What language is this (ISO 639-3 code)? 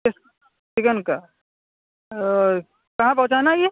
urd